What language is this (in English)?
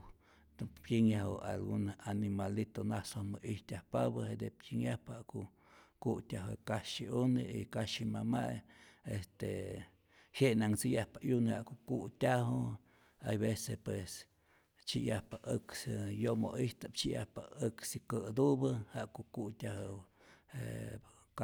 Rayón Zoque